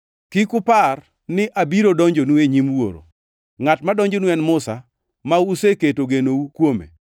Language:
Luo (Kenya and Tanzania)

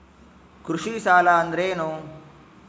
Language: Kannada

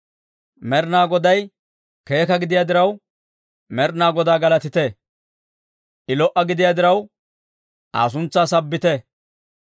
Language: Dawro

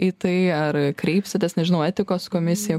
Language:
Lithuanian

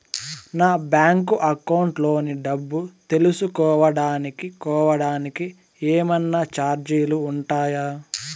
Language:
Telugu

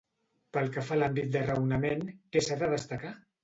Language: Catalan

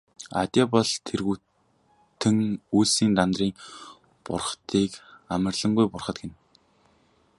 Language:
Mongolian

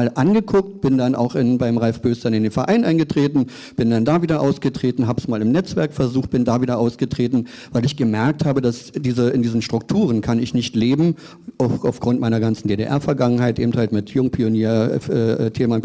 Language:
German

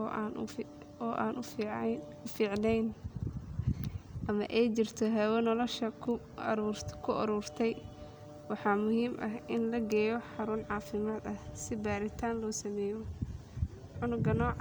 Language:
Somali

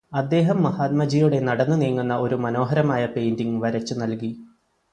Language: Malayalam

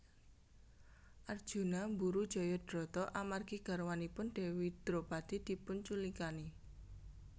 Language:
Javanese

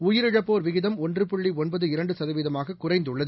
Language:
Tamil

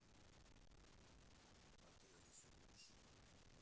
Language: Russian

